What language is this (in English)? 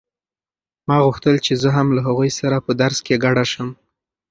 Pashto